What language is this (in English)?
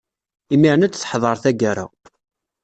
Kabyle